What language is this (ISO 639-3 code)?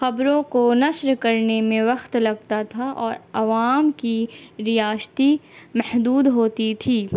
urd